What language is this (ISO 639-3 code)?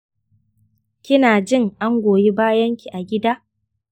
hau